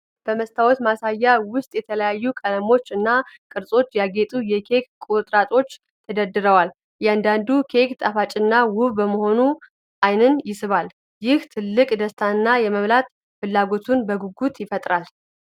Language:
Amharic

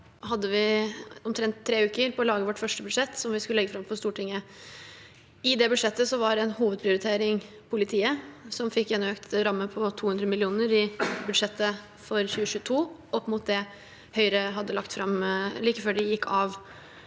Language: Norwegian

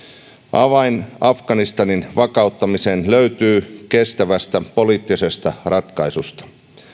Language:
Finnish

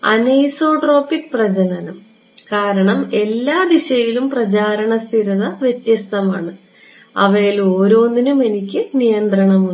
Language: Malayalam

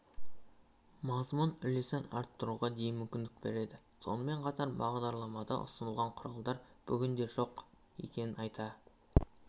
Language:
Kazakh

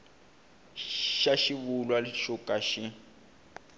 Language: Tsonga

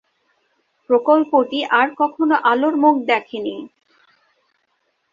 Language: Bangla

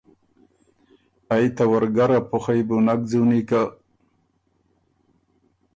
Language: Ormuri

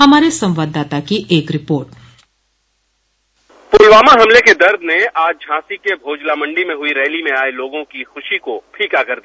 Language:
Hindi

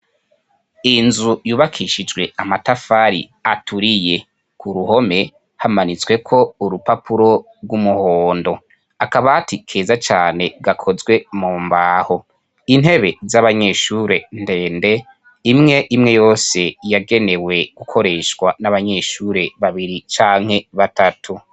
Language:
Rundi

